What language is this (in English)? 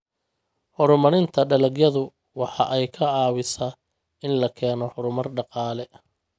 Somali